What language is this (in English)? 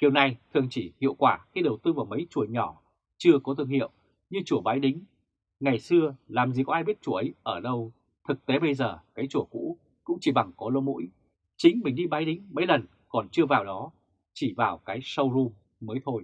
Vietnamese